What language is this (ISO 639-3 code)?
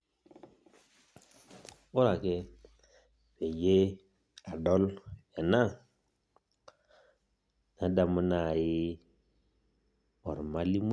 mas